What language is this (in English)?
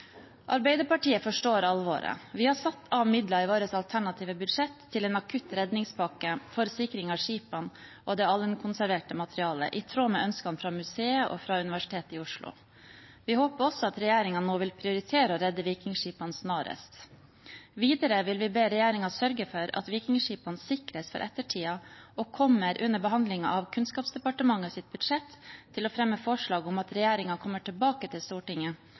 Norwegian Bokmål